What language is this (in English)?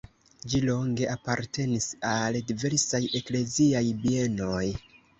Esperanto